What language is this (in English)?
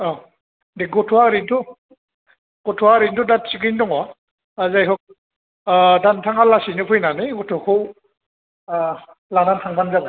Bodo